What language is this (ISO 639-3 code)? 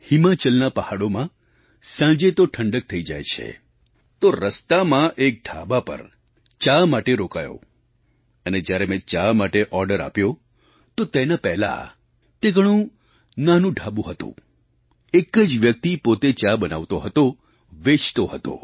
guj